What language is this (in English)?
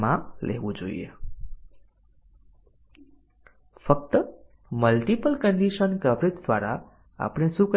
Gujarati